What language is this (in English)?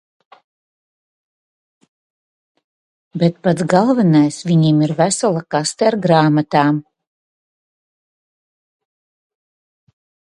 Latvian